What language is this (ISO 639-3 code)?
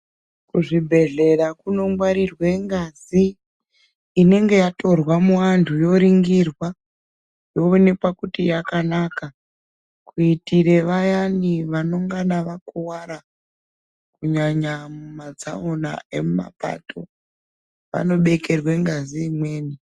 ndc